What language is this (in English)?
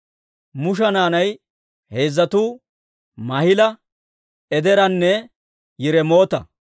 Dawro